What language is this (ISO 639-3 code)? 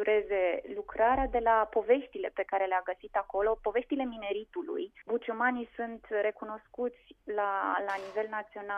ron